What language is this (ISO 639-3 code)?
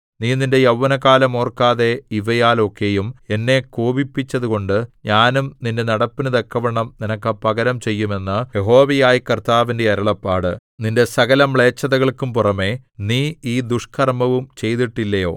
mal